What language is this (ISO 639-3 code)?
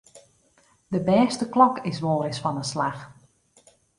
fry